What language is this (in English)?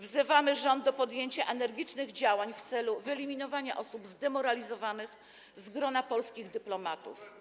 Polish